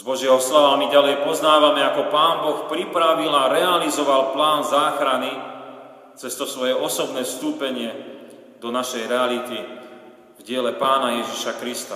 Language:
Slovak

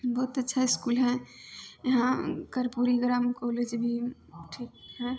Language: Maithili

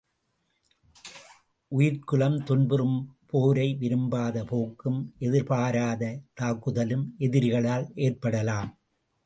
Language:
Tamil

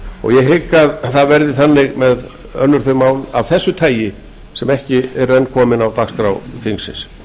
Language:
Icelandic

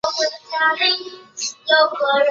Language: Chinese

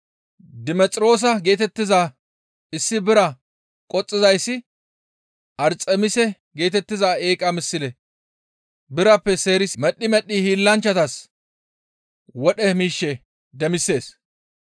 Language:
Gamo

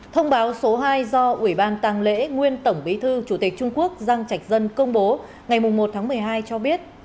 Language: Vietnamese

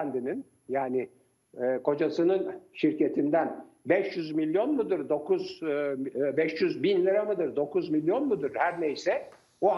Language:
Turkish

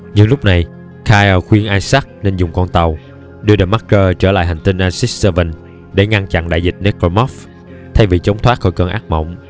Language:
Vietnamese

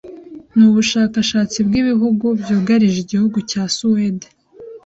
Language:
Kinyarwanda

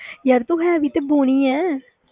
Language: Punjabi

